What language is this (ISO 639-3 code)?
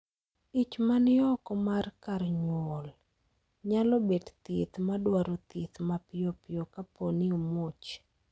luo